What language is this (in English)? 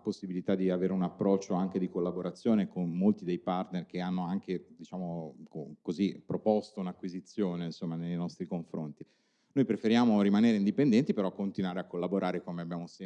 Italian